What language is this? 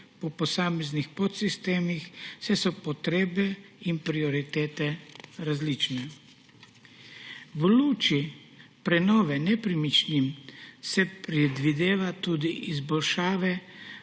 Slovenian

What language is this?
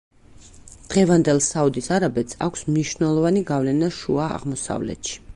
Georgian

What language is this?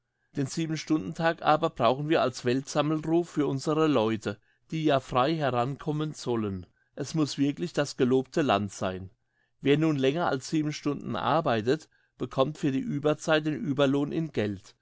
German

